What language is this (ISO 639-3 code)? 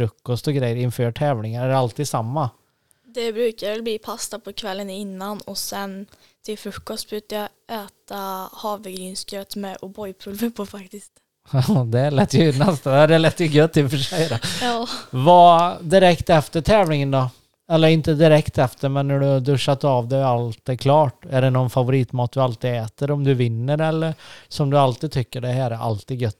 swe